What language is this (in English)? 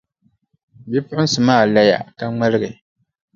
Dagbani